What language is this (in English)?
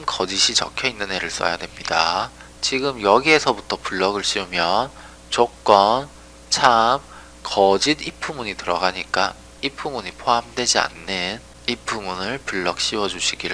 Korean